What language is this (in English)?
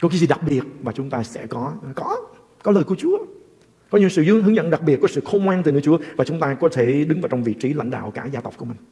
Vietnamese